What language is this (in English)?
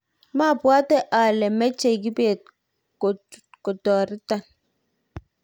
Kalenjin